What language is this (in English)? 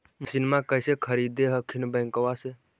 Magahi